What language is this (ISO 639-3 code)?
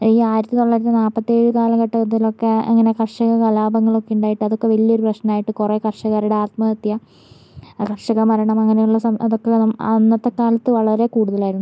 mal